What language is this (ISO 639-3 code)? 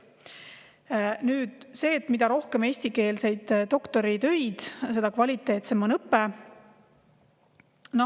est